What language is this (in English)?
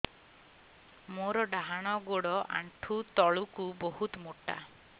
Odia